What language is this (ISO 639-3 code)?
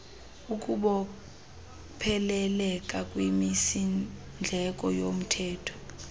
xho